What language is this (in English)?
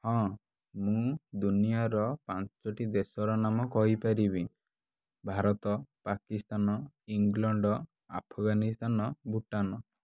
Odia